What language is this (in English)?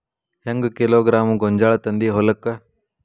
Kannada